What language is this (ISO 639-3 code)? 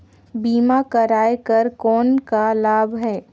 hne